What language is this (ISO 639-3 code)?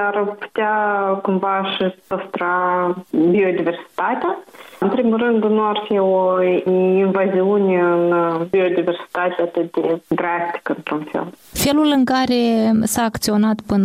ron